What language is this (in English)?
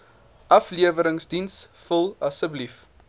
Afrikaans